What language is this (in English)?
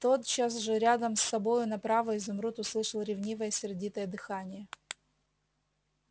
Russian